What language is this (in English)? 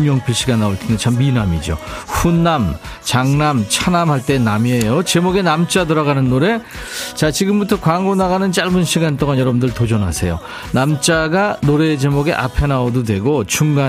Korean